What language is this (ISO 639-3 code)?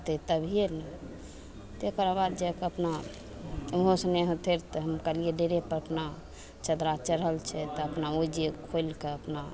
mai